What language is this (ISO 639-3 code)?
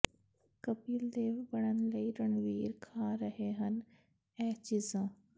pan